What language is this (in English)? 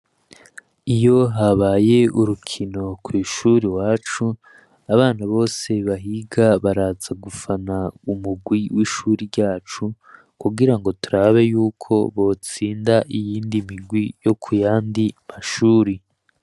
Rundi